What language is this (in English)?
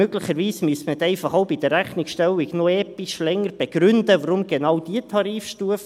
Swiss German